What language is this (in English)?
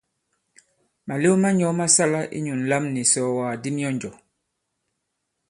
Bankon